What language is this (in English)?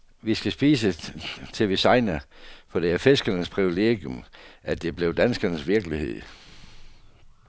Danish